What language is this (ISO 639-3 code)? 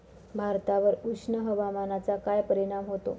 mar